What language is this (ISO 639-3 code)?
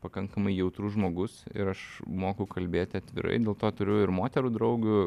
lit